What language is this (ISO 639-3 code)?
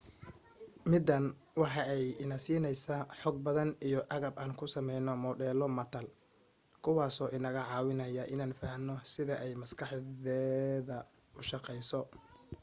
som